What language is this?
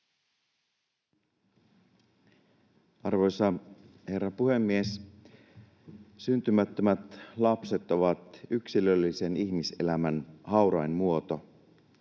Finnish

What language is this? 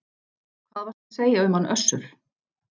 Icelandic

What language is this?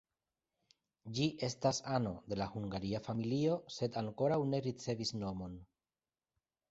Esperanto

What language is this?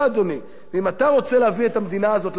Hebrew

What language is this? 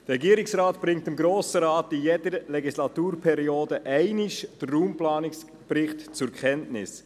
Swiss German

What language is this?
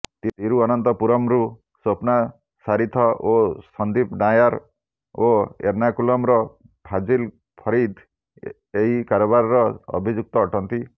Odia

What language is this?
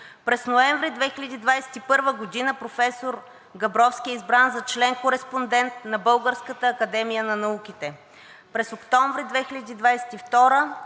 Bulgarian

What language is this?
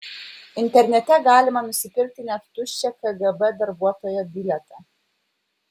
Lithuanian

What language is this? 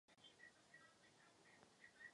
Czech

